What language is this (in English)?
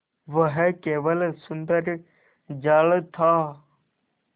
Hindi